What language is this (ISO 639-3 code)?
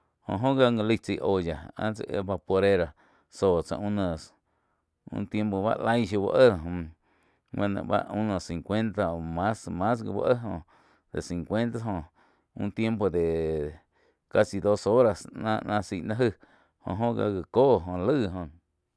chq